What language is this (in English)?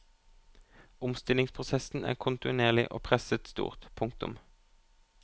Norwegian